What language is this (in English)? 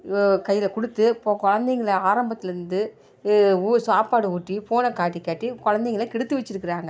Tamil